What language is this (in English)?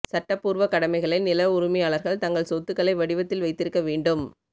Tamil